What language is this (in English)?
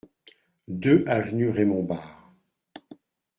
French